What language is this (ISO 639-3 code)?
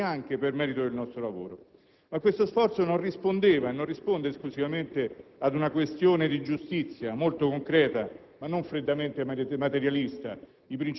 ita